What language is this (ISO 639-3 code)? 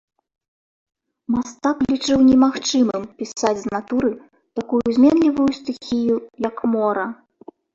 bel